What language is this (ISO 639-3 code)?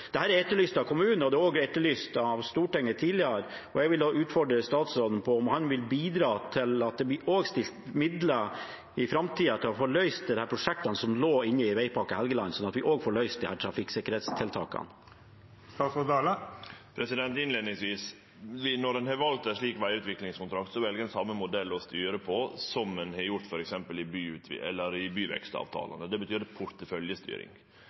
nor